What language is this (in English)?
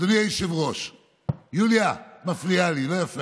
Hebrew